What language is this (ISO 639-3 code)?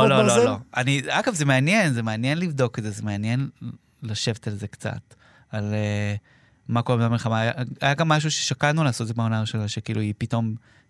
heb